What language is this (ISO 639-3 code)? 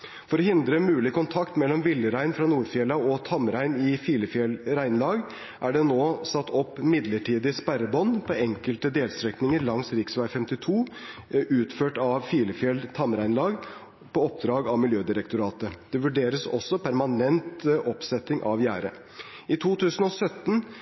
nob